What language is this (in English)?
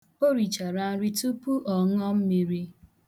Igbo